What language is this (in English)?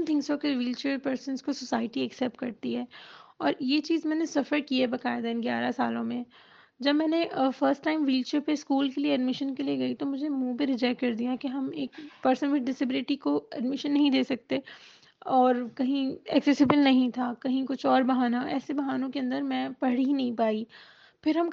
Urdu